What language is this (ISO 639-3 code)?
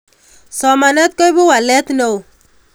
kln